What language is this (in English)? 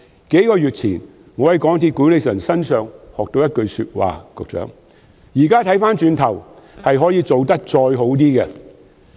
Cantonese